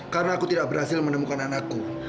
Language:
Indonesian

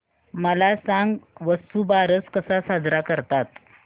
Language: Marathi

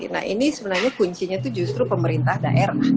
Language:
Indonesian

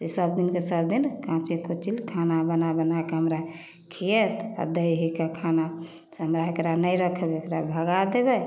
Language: Maithili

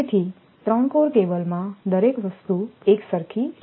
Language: Gujarati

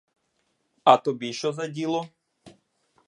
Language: Ukrainian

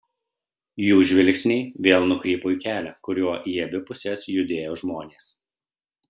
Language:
Lithuanian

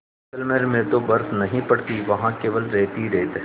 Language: Hindi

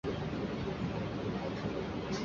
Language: Chinese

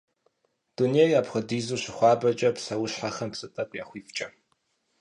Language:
Kabardian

